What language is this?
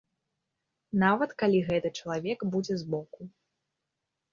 Belarusian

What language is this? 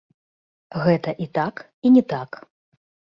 Belarusian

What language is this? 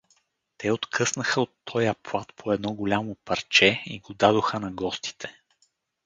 Bulgarian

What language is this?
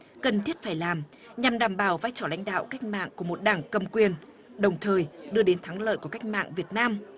Vietnamese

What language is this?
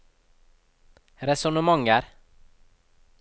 Norwegian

